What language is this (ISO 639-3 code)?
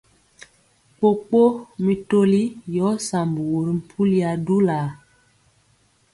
mcx